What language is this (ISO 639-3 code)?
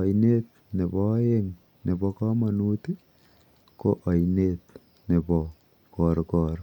kln